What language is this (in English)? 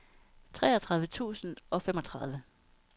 Danish